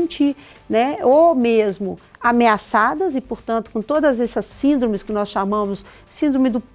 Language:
Portuguese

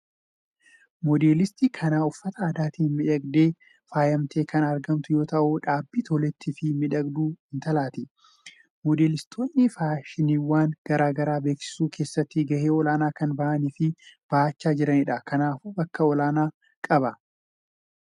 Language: Oromo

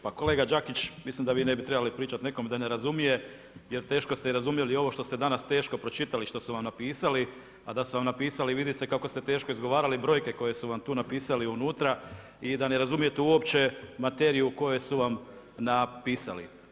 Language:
Croatian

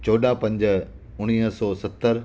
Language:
Sindhi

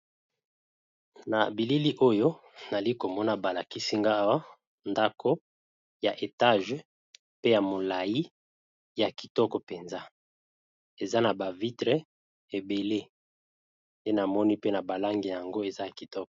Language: Lingala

